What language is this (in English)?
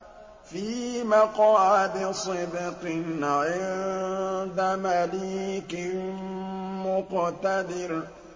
Arabic